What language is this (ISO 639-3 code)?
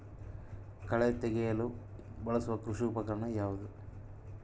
kan